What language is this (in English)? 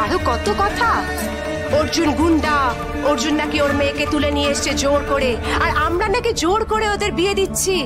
Bangla